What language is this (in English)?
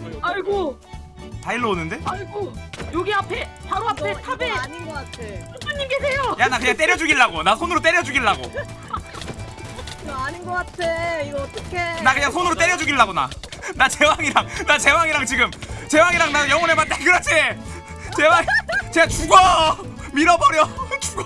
Korean